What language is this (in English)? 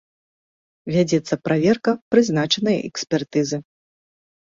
Belarusian